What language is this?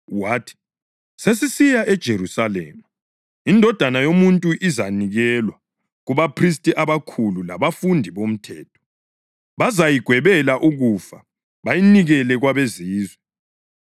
North Ndebele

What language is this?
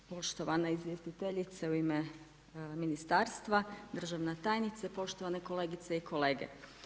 Croatian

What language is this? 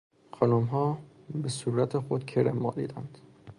Persian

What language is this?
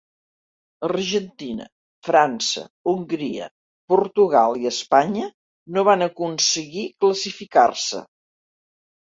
Catalan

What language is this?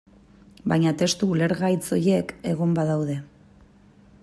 Basque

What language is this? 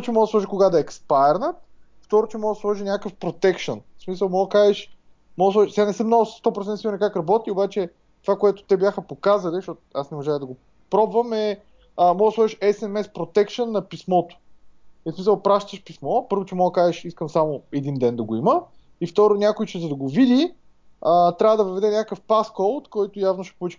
Bulgarian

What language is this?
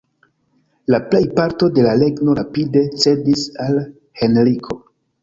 Esperanto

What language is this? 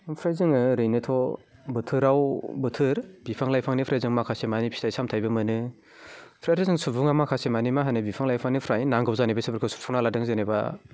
Bodo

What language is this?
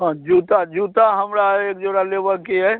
Maithili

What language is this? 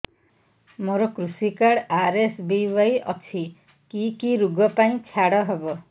Odia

